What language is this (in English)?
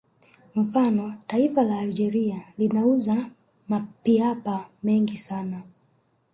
Swahili